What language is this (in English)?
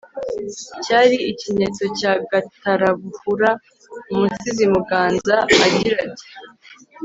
Kinyarwanda